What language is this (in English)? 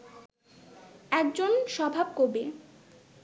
Bangla